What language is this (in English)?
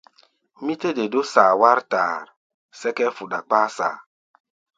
Gbaya